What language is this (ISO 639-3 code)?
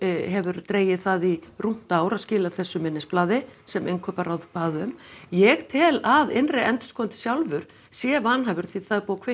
isl